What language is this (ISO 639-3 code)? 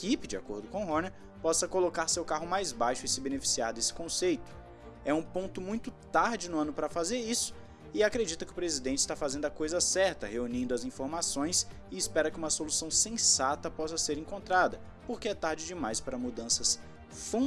por